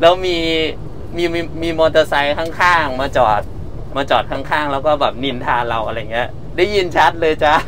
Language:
Thai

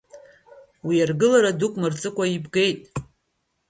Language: Abkhazian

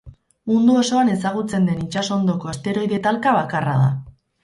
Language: Basque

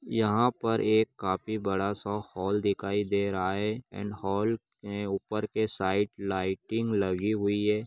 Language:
Magahi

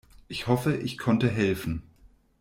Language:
German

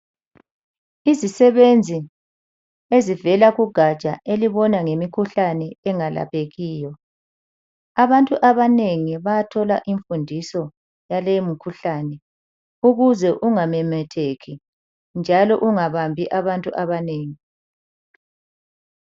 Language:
North Ndebele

